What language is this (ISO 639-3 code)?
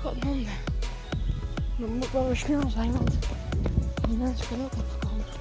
nld